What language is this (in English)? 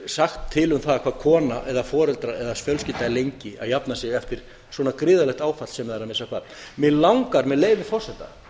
Icelandic